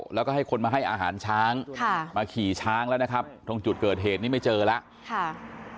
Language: Thai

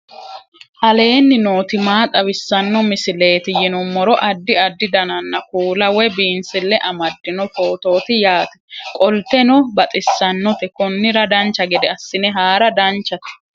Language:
Sidamo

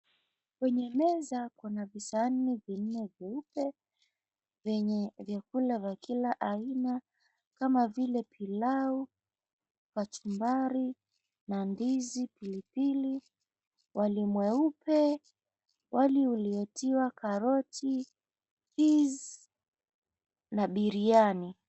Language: Swahili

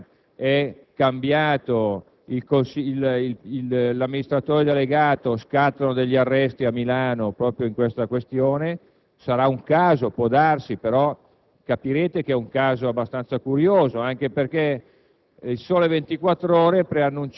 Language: Italian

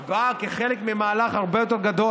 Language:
Hebrew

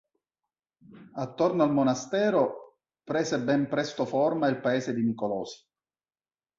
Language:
Italian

